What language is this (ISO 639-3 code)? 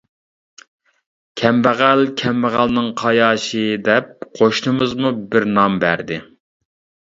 uig